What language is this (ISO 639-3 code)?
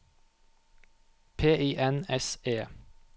nor